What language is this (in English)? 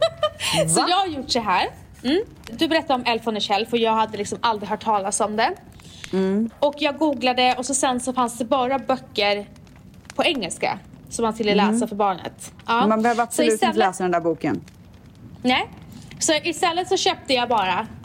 Swedish